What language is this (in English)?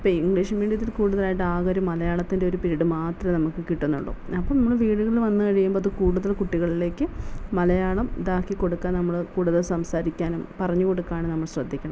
Malayalam